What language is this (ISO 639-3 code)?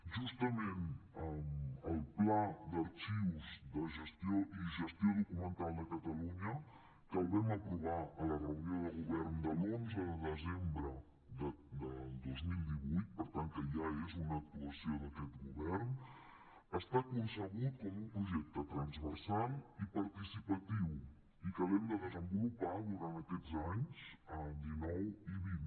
cat